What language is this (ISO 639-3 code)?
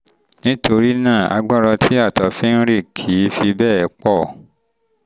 yor